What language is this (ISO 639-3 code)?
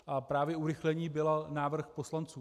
ces